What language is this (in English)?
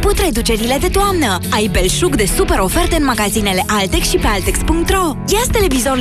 Romanian